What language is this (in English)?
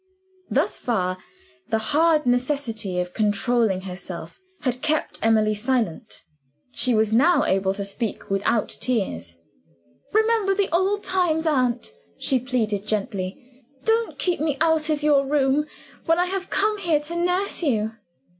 English